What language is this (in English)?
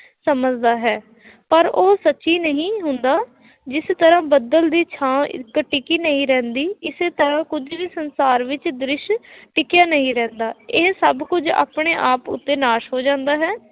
Punjabi